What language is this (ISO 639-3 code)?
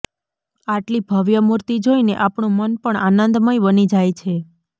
guj